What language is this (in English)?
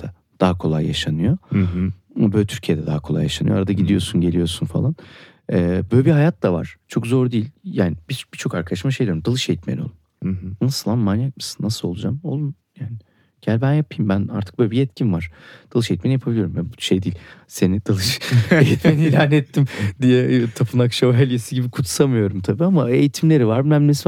Turkish